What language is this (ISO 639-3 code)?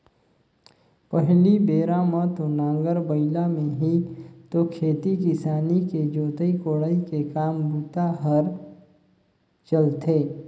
hne